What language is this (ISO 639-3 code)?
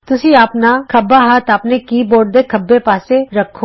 pan